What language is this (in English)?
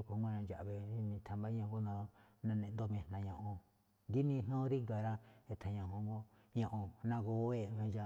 Malinaltepec Me'phaa